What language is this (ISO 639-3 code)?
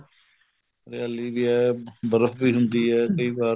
pan